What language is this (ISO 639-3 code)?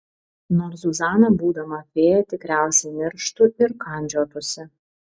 lit